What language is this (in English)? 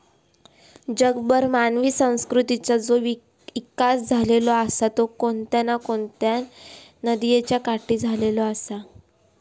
Marathi